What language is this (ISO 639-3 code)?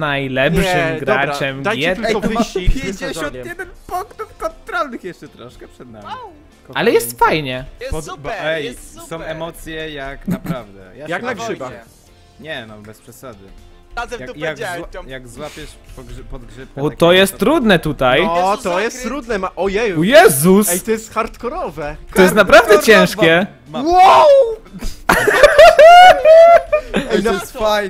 pol